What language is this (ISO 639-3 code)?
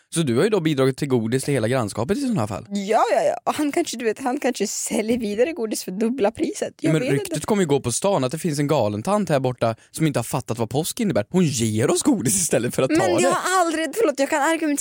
swe